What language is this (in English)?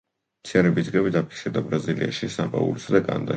Georgian